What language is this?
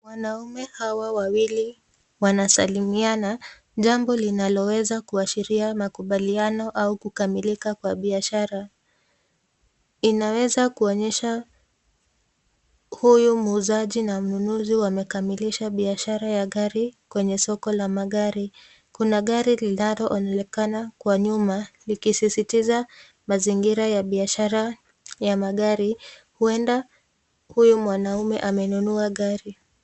Swahili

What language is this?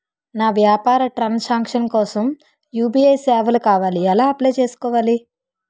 Telugu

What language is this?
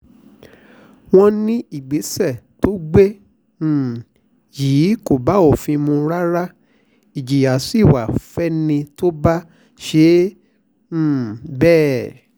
Yoruba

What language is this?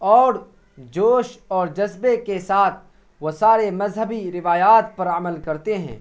Urdu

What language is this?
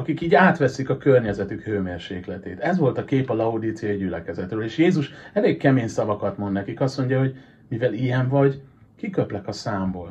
Hungarian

